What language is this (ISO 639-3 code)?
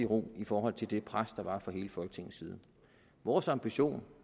dan